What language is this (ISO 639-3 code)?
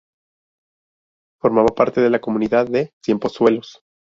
spa